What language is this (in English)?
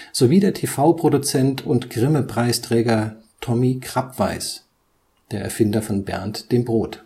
German